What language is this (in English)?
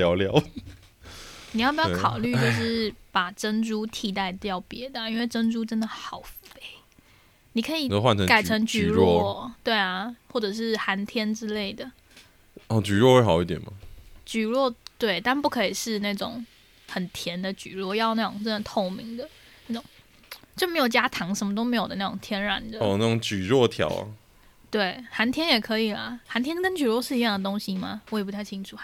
Chinese